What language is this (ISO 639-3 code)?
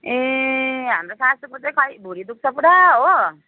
nep